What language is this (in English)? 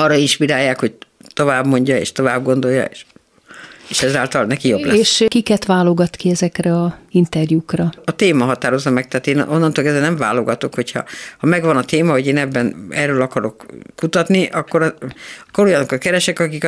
Hungarian